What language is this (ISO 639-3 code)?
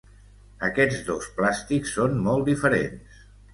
cat